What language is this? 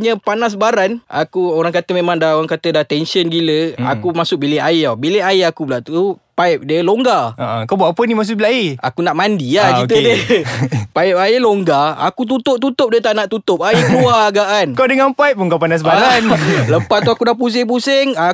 Malay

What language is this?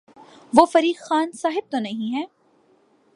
Urdu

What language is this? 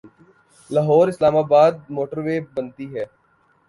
Urdu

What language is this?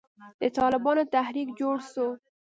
Pashto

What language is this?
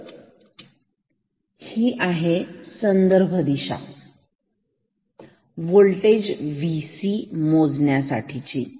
Marathi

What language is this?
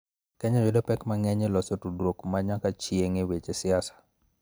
Luo (Kenya and Tanzania)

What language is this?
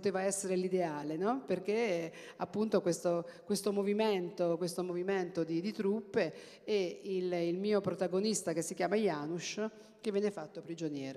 Italian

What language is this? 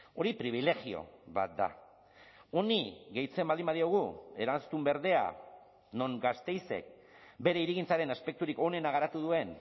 Basque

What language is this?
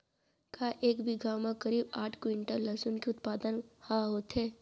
Chhattisgarhi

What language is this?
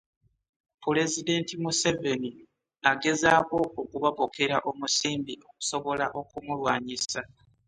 Ganda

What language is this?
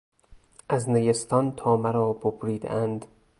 Persian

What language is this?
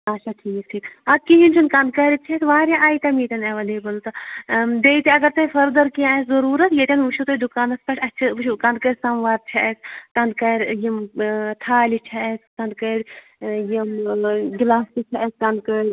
Kashmiri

